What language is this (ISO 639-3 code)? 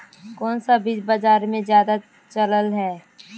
mag